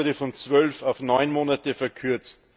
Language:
German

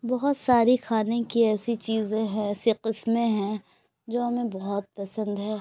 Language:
Urdu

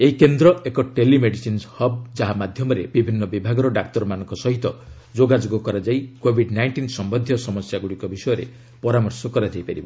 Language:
Odia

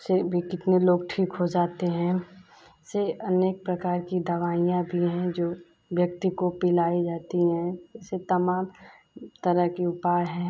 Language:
Hindi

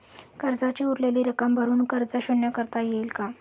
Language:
Marathi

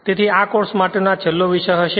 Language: Gujarati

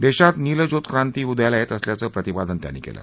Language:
Marathi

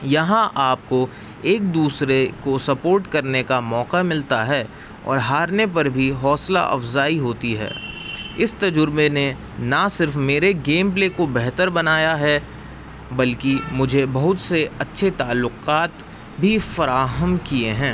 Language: Urdu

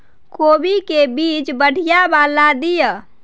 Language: Maithili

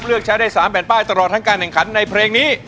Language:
Thai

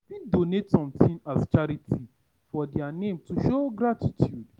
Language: Nigerian Pidgin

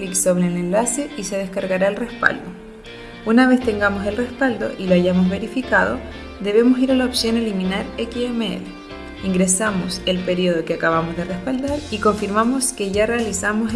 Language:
Spanish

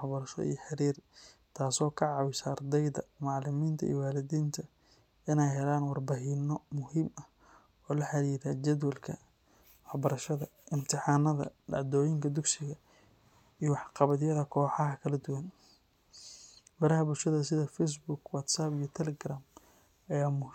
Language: Somali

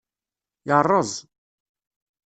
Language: Kabyle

